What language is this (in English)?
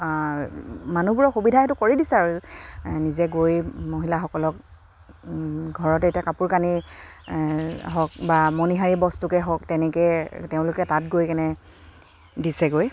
Assamese